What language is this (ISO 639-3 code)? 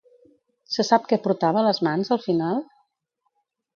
cat